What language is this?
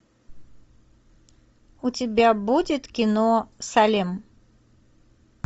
Russian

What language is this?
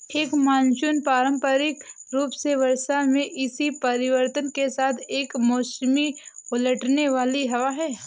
Hindi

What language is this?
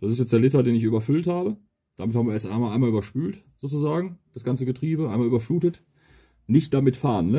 German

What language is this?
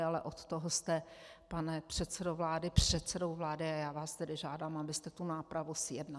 Czech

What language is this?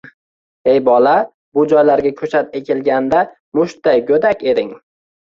Uzbek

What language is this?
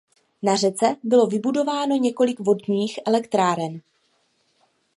Czech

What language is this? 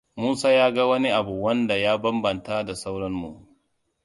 Hausa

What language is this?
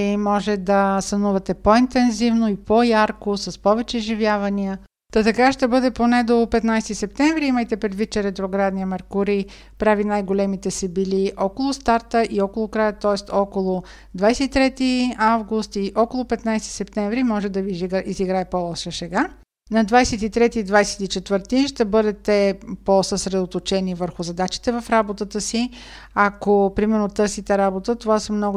Bulgarian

